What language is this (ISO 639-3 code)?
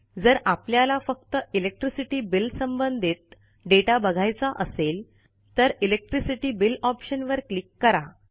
mar